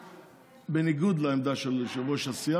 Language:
Hebrew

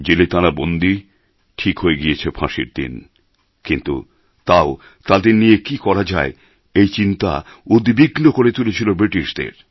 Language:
Bangla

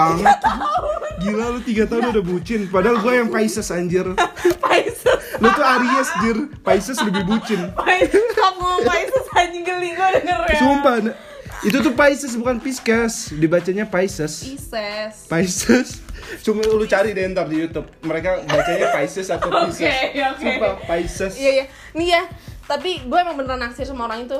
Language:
Indonesian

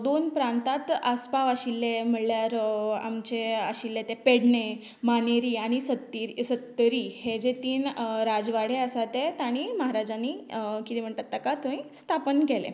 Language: Konkani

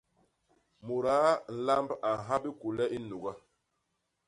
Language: Basaa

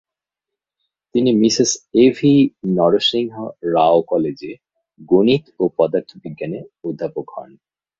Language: Bangla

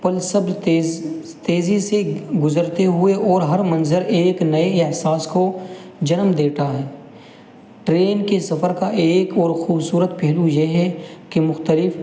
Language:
Urdu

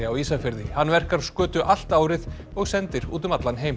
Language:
Icelandic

